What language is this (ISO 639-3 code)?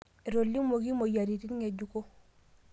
mas